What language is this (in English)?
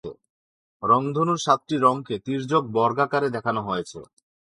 Bangla